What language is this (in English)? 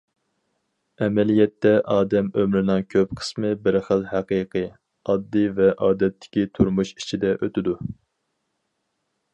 Uyghur